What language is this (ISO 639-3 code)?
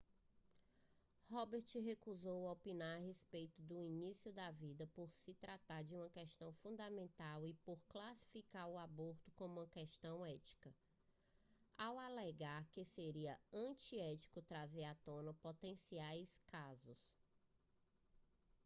por